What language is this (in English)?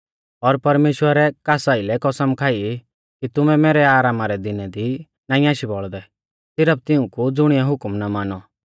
Mahasu Pahari